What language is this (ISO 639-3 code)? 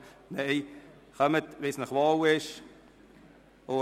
gsw